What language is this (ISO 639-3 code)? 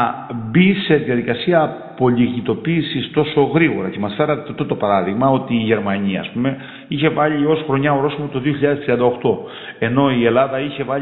ell